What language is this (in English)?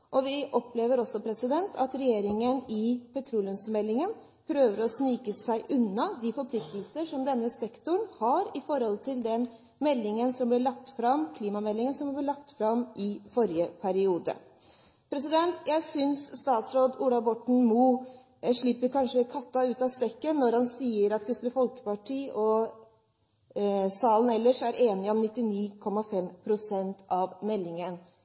Norwegian Bokmål